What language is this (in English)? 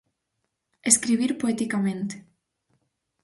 Galician